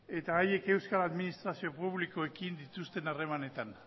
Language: Basque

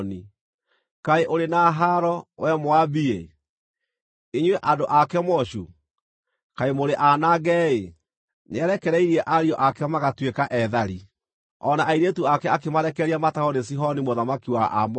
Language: Kikuyu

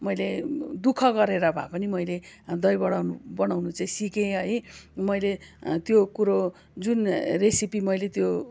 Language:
Nepali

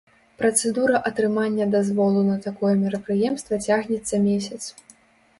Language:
Belarusian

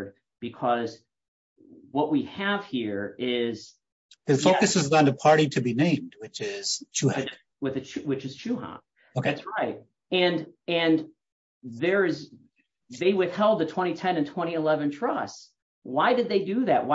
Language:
English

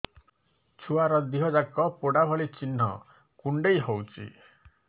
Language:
Odia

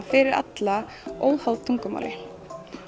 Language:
Icelandic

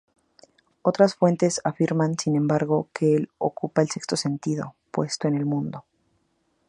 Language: Spanish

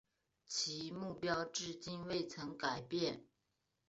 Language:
Chinese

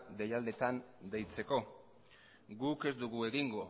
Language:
Basque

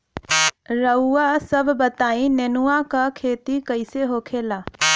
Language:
Bhojpuri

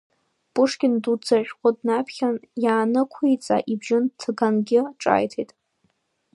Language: Abkhazian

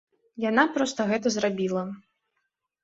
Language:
Belarusian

